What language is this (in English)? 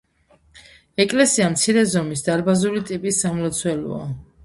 Georgian